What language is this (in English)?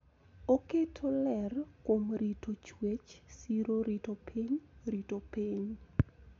Luo (Kenya and Tanzania)